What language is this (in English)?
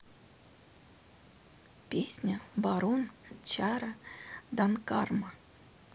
Russian